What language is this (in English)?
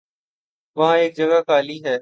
Urdu